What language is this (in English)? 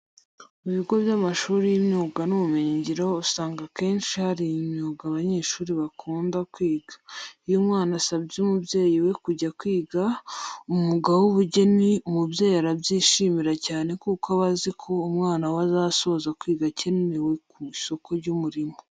Kinyarwanda